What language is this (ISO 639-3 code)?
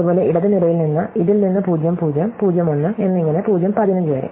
mal